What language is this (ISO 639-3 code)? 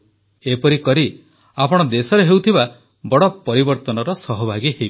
ori